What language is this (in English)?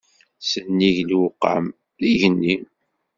Kabyle